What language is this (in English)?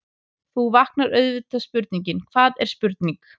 Icelandic